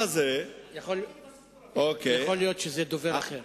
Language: Hebrew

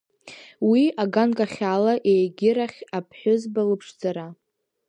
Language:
Abkhazian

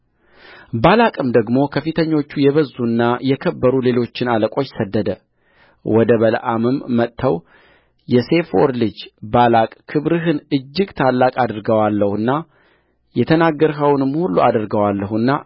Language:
Amharic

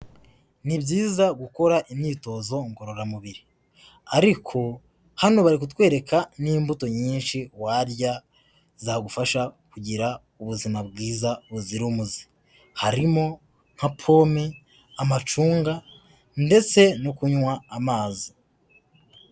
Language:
Kinyarwanda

